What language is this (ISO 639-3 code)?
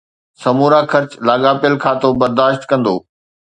snd